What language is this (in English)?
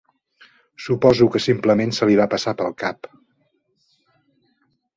Catalan